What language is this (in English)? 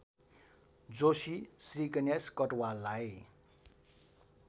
Nepali